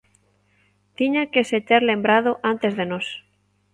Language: Galician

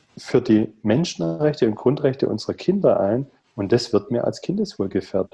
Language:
German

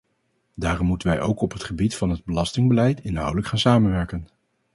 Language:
Dutch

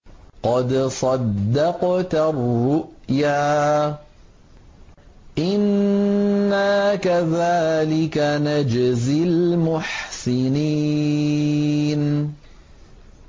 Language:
Arabic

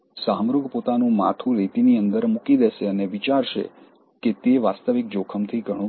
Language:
Gujarati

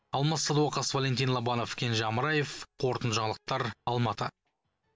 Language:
Kazakh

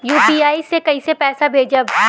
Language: Bhojpuri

